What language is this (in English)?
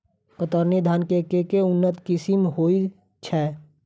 Maithili